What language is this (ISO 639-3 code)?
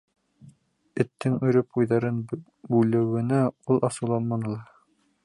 bak